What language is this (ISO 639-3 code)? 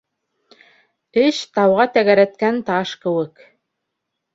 bak